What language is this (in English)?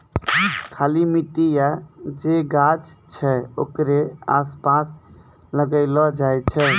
Maithili